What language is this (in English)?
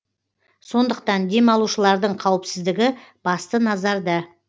Kazakh